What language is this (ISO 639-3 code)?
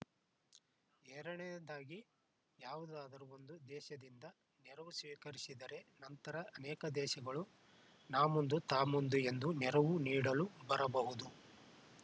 kan